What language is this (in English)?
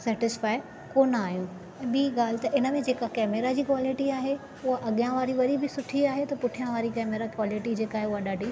Sindhi